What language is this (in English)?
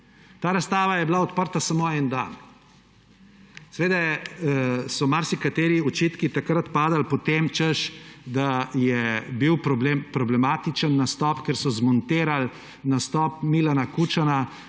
Slovenian